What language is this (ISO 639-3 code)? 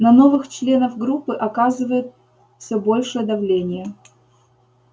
rus